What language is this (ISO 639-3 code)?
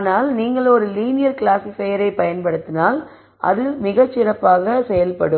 tam